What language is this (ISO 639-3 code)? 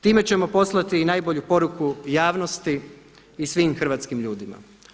hrv